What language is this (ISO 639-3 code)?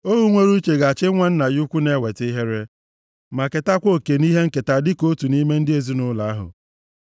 ibo